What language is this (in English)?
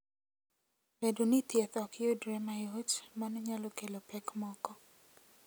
Luo (Kenya and Tanzania)